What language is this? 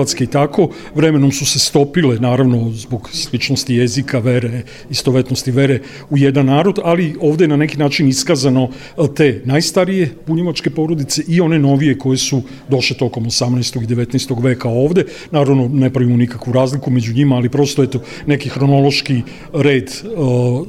Croatian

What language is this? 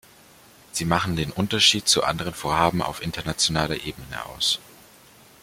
German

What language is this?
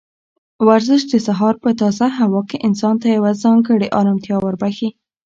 Pashto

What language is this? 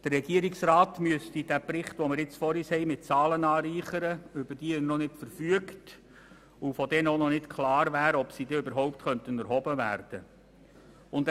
Swiss German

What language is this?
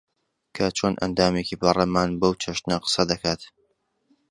Central Kurdish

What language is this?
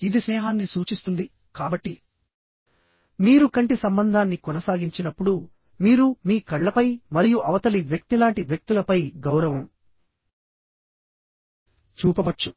Telugu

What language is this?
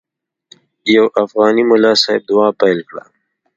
Pashto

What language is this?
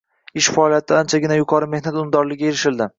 Uzbek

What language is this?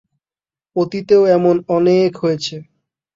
Bangla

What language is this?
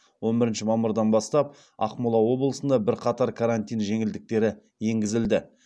Kazakh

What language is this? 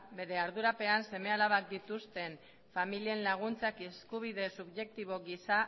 Basque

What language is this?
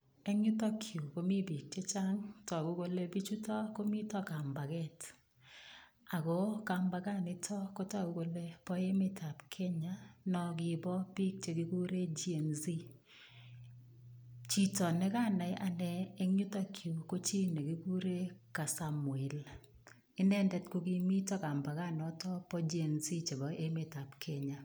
Kalenjin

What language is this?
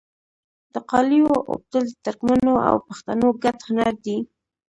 Pashto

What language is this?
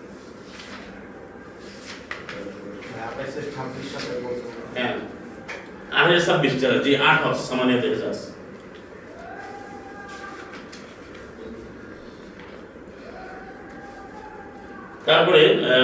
Bangla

